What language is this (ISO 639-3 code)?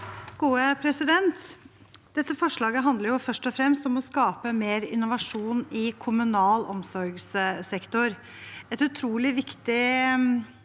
nor